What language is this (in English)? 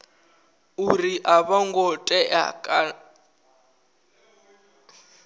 Venda